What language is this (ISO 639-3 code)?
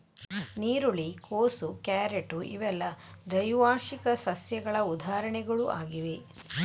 kan